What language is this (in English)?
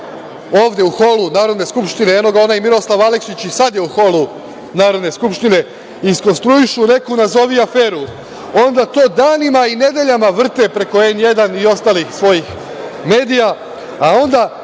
Serbian